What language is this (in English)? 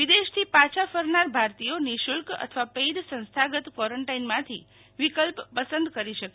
Gujarati